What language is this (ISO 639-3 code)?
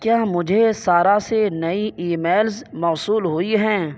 urd